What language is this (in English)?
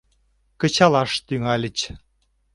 Mari